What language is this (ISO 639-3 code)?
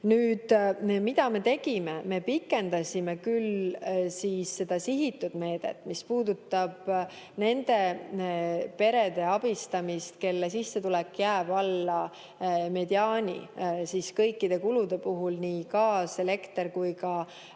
est